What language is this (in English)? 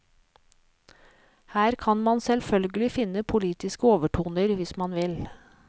Norwegian